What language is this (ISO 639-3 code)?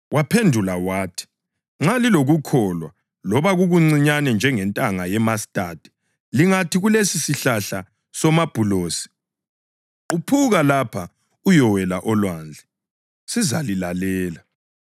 nde